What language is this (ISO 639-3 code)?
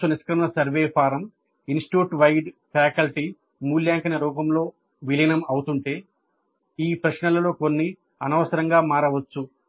tel